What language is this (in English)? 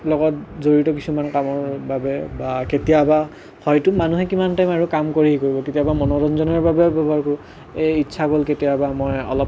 Assamese